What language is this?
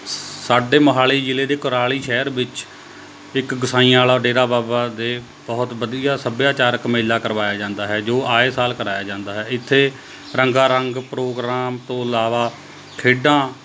Punjabi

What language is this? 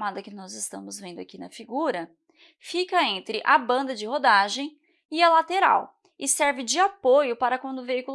Portuguese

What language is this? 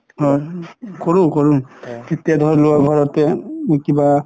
Assamese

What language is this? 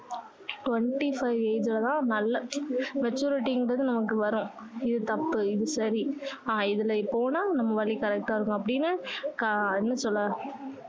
Tamil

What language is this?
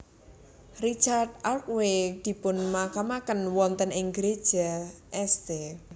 Javanese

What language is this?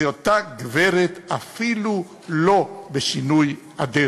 Hebrew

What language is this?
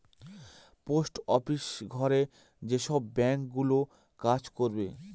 Bangla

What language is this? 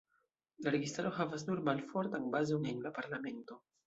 Esperanto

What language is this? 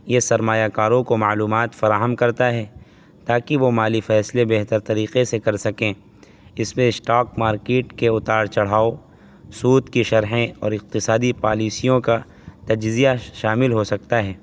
Urdu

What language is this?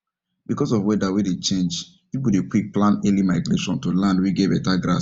Nigerian Pidgin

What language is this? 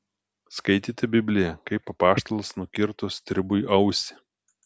Lithuanian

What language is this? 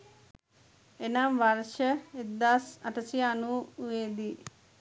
Sinhala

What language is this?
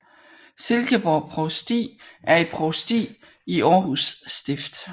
Danish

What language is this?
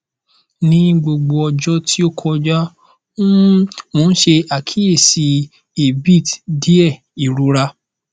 Yoruba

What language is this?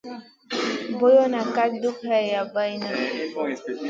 Masana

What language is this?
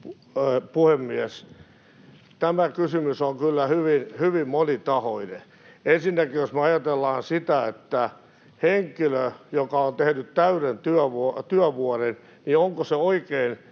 Finnish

